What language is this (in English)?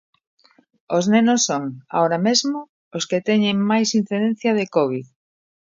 Galician